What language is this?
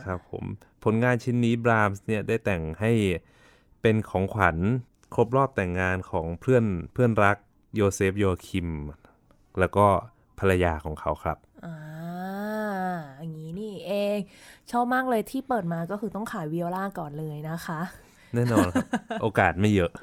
Thai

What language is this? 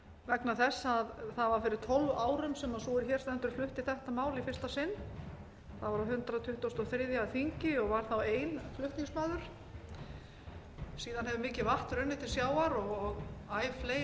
Icelandic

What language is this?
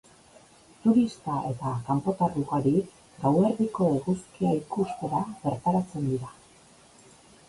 Basque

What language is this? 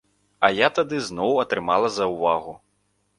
Belarusian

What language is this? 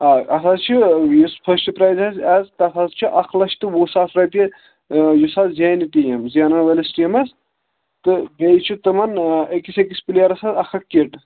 Kashmiri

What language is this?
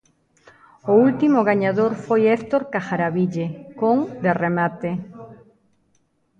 Galician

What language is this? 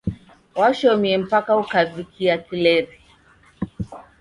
Taita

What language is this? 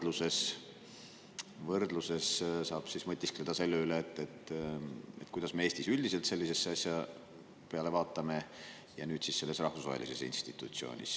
Estonian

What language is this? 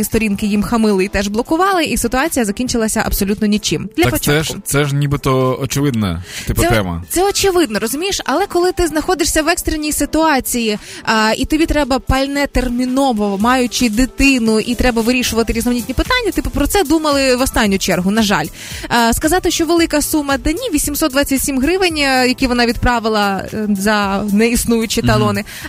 Ukrainian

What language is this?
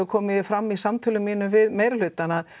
Icelandic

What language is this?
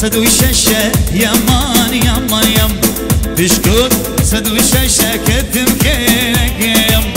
Arabic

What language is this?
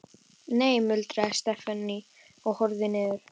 Icelandic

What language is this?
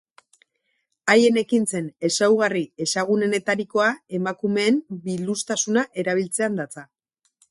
Basque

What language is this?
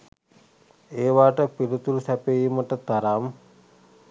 Sinhala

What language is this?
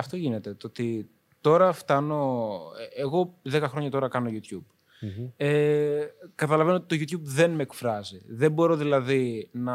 Greek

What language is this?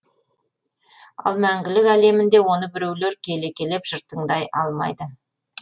Kazakh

